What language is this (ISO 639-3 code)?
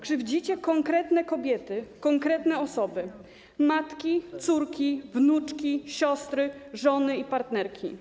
pol